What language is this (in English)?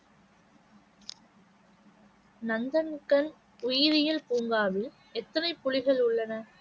Tamil